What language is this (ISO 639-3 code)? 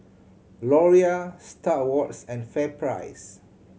eng